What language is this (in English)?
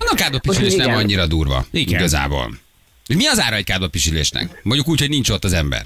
Hungarian